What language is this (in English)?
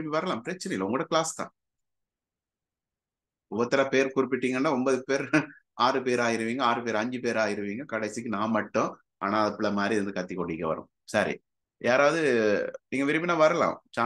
Tamil